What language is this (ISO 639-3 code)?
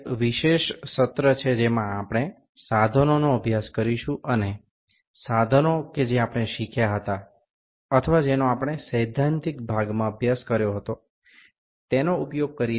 ben